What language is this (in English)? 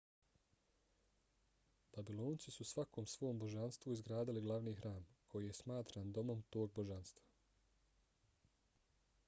Bosnian